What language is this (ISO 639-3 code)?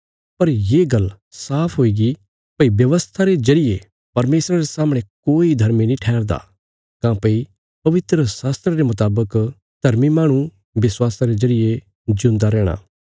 kfs